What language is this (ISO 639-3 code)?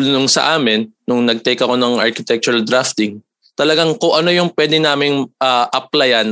fil